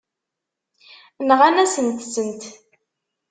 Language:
Kabyle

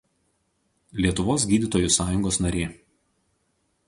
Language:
Lithuanian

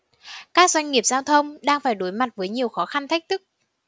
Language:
Vietnamese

